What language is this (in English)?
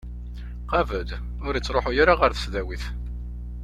Kabyle